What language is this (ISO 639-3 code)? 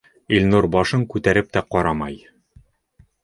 bak